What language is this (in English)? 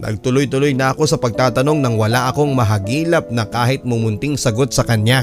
Filipino